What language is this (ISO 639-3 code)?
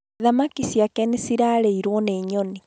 kik